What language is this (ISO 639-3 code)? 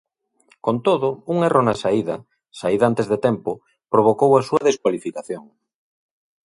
glg